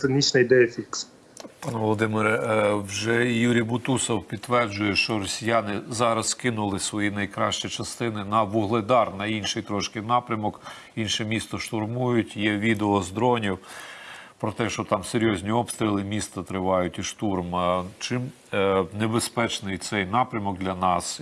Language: Ukrainian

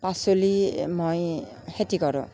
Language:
Assamese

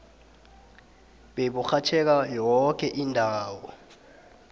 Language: South Ndebele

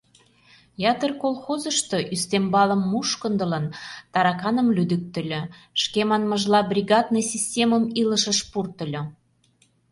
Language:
Mari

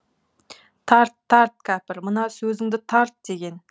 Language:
Kazakh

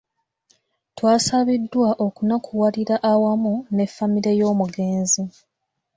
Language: Ganda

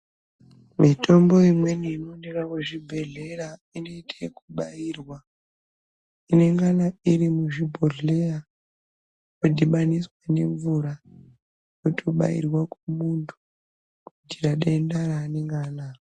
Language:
Ndau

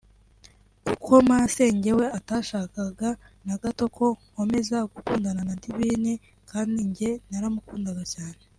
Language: Kinyarwanda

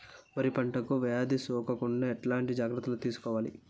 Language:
Telugu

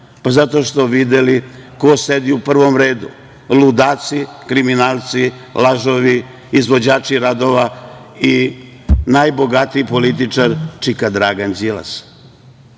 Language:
Serbian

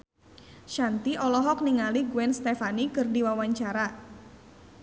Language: Sundanese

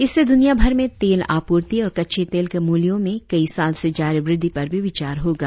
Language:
Hindi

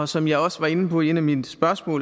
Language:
Danish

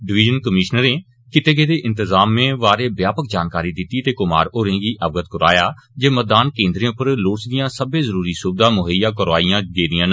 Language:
Dogri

